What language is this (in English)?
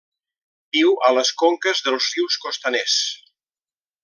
Catalan